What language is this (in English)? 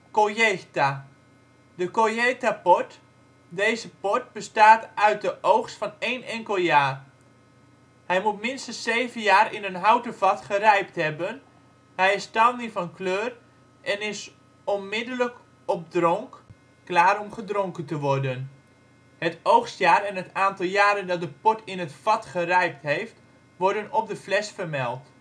Dutch